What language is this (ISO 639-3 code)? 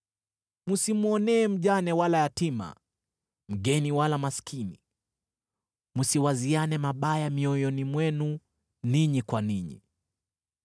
swa